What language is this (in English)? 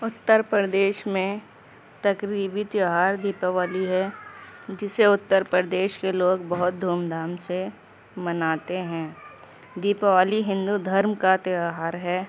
Urdu